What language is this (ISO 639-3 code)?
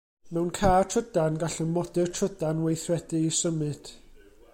cym